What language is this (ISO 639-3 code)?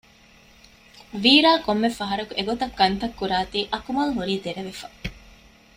div